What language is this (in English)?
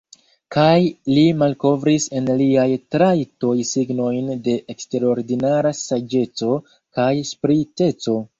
Esperanto